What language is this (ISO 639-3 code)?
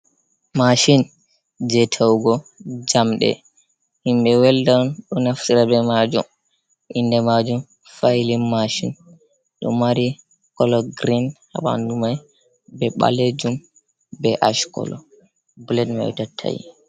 ful